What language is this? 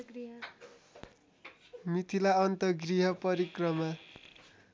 Nepali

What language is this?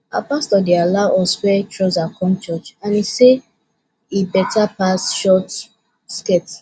Nigerian Pidgin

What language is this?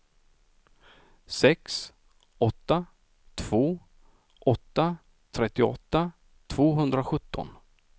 Swedish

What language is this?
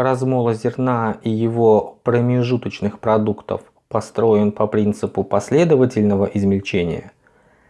Russian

